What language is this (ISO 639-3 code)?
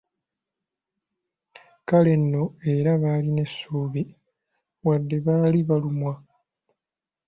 lug